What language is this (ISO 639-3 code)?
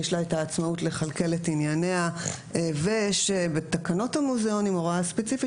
heb